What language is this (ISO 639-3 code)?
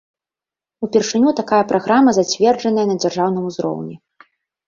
bel